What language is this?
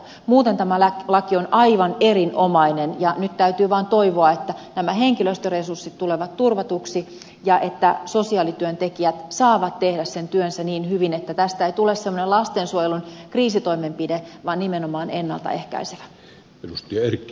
Finnish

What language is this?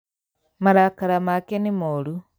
Kikuyu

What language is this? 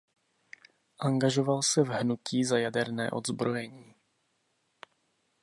Czech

